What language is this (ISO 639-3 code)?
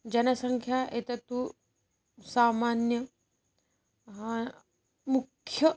san